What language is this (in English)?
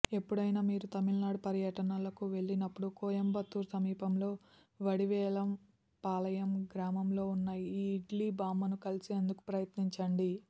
Telugu